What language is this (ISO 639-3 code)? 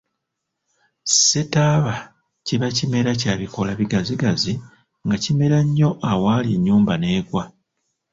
lug